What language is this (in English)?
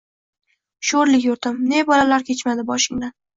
Uzbek